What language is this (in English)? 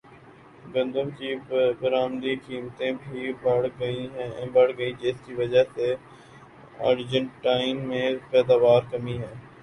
Urdu